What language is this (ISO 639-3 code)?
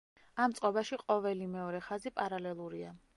kat